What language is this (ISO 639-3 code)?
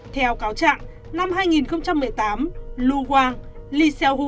vie